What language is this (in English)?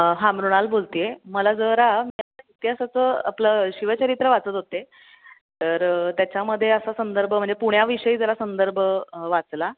Marathi